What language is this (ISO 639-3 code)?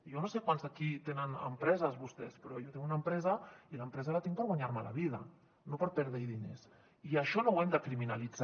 cat